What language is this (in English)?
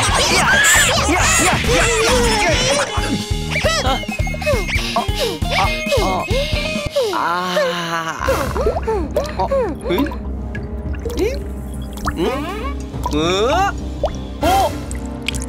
Korean